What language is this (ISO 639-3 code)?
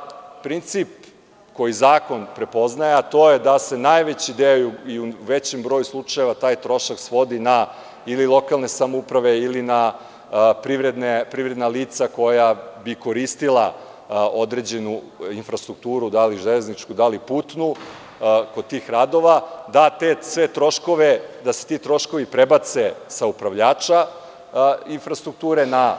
srp